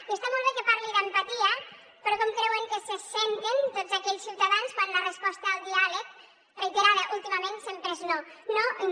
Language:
Catalan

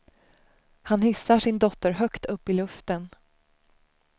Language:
Swedish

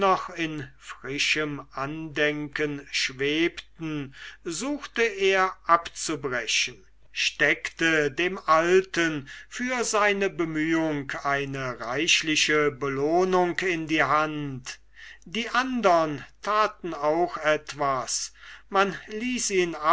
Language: German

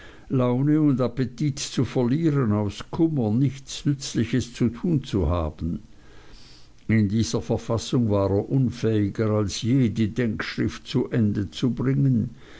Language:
German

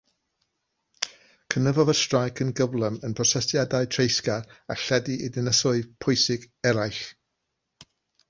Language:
Welsh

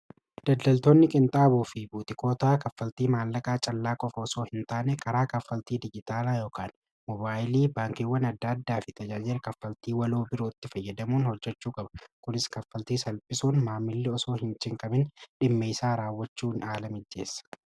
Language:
Oromo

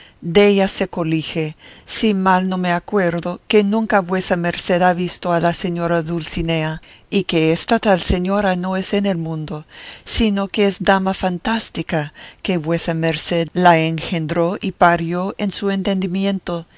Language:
Spanish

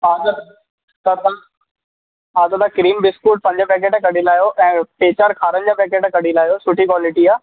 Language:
Sindhi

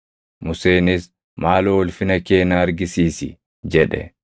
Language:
Oromo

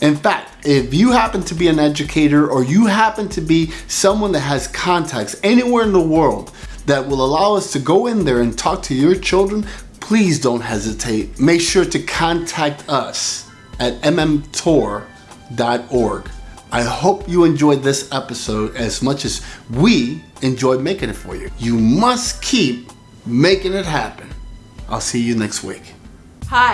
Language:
English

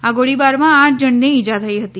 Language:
Gujarati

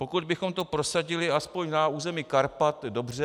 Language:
Czech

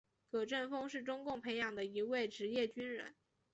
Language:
Chinese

